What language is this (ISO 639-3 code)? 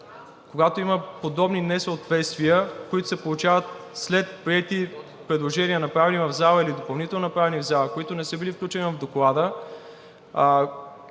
bul